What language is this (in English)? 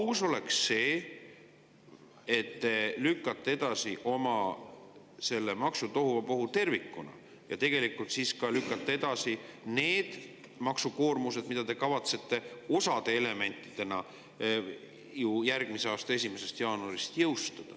Estonian